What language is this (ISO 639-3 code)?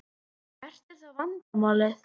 isl